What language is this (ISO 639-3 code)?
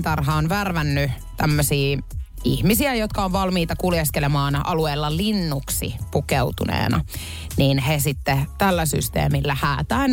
fin